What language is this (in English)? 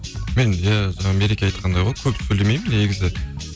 Kazakh